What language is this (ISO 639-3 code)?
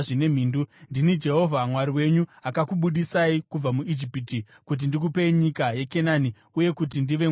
sna